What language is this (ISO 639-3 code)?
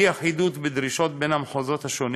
heb